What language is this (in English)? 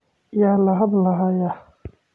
Somali